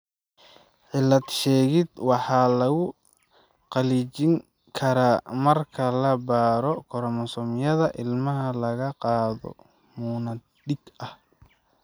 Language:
Somali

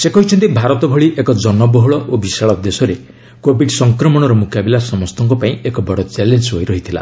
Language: Odia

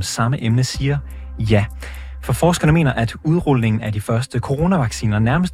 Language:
Danish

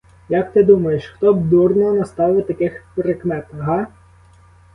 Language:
Ukrainian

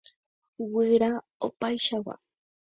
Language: Guarani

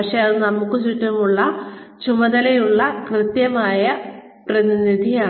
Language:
Malayalam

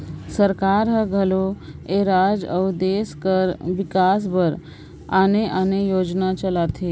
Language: Chhattisgarhi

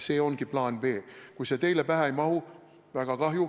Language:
Estonian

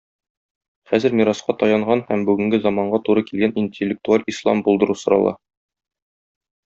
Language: Tatar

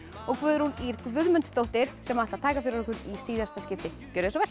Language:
Icelandic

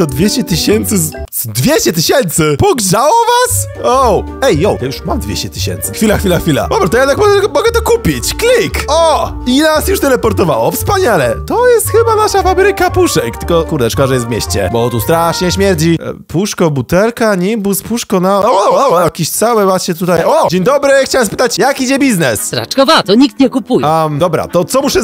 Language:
Polish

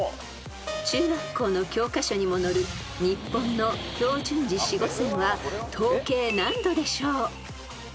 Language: Japanese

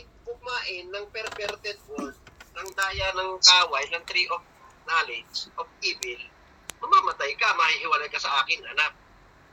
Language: Filipino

